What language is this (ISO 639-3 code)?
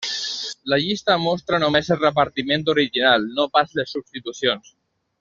cat